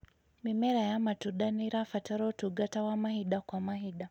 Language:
Kikuyu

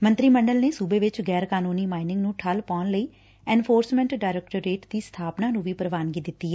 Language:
Punjabi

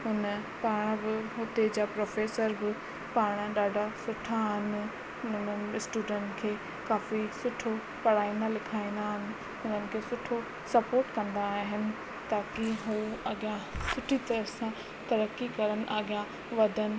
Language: Sindhi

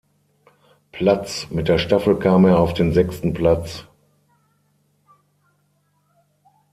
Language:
German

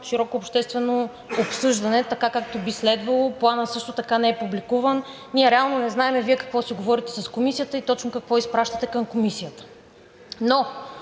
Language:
Bulgarian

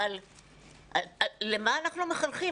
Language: Hebrew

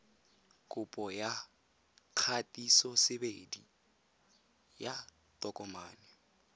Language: Tswana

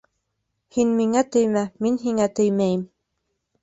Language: Bashkir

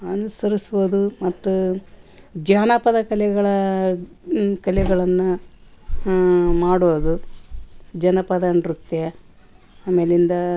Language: Kannada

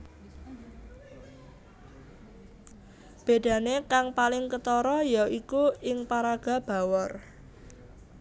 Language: Javanese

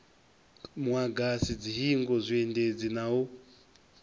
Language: Venda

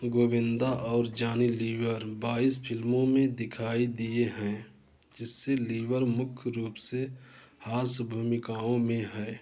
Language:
Hindi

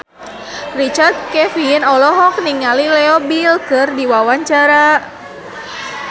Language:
Sundanese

